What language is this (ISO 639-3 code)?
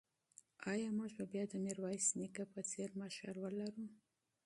pus